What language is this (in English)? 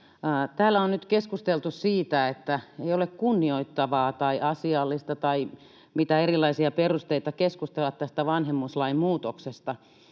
Finnish